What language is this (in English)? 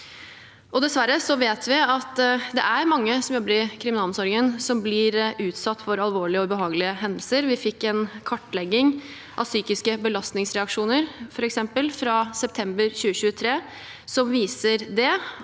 Norwegian